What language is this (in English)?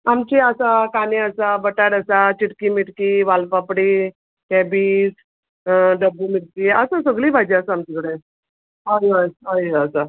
Konkani